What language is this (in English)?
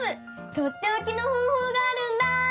Japanese